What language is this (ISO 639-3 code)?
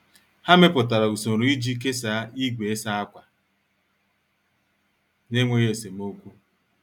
ibo